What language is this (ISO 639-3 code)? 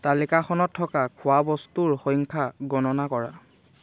asm